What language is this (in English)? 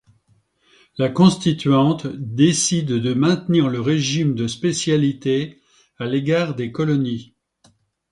French